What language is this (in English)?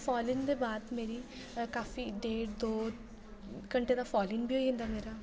Dogri